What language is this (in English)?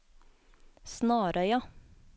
Norwegian